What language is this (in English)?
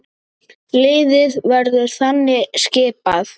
Icelandic